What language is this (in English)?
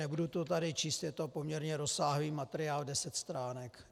Czech